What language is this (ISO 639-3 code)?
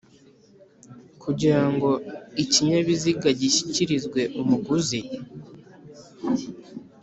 kin